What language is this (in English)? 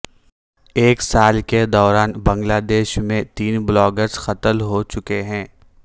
Urdu